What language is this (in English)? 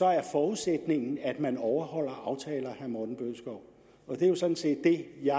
Danish